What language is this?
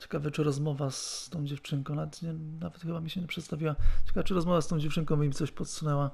Polish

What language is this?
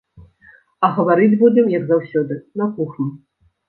Belarusian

